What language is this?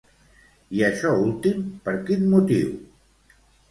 Catalan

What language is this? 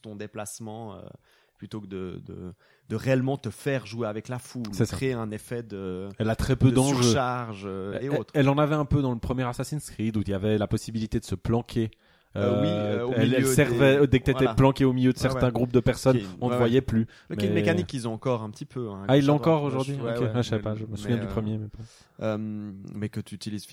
French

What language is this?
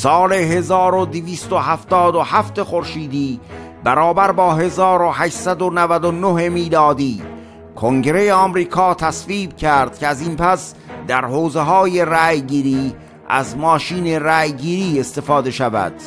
Persian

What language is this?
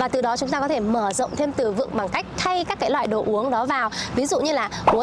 Vietnamese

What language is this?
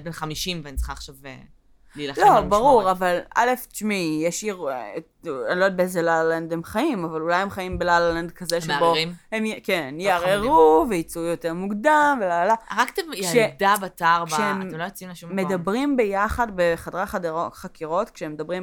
Hebrew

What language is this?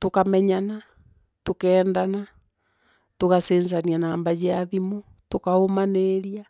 Meru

